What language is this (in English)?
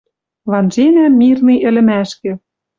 Western Mari